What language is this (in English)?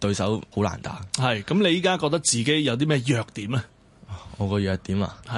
Chinese